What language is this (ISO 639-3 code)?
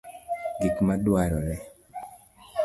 luo